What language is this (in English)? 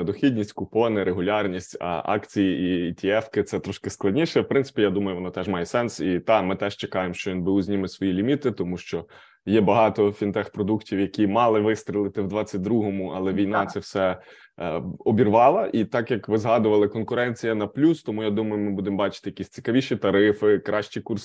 Ukrainian